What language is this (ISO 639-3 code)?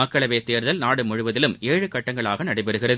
tam